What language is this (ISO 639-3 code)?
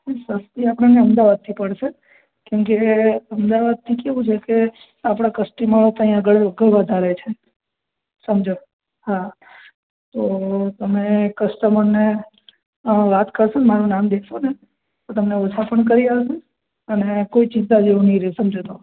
guj